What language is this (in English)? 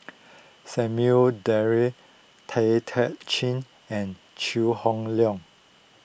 English